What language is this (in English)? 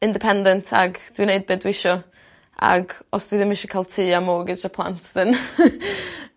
Welsh